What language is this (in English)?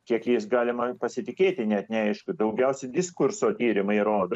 Lithuanian